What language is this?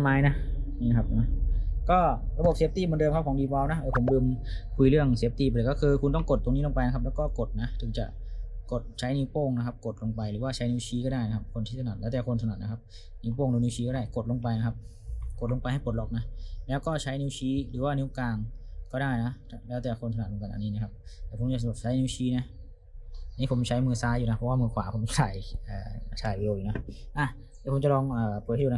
Thai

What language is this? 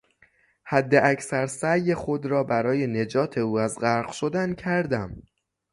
Persian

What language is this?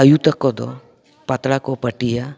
Santali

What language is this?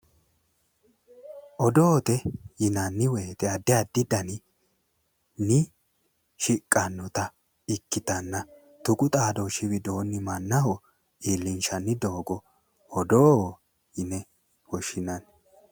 Sidamo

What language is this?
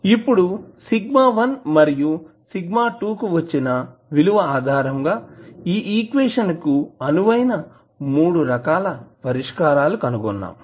Telugu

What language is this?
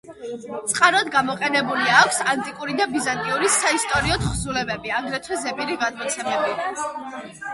Georgian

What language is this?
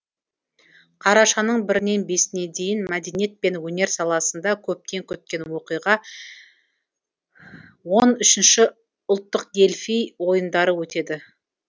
Kazakh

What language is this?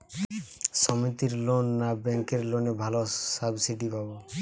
Bangla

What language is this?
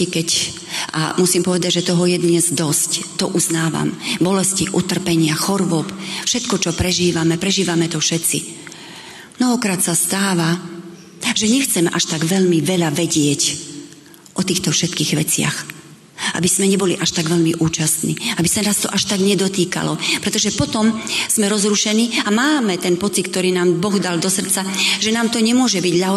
Slovak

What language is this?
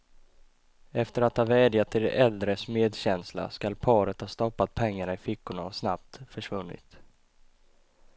Swedish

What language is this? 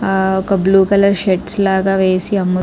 Telugu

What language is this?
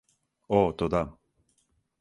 Serbian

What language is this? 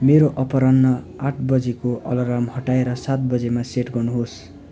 Nepali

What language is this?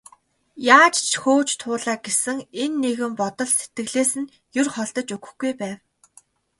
Mongolian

